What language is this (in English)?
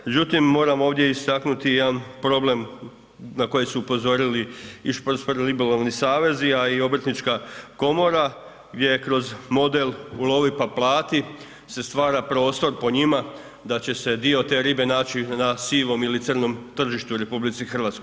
Croatian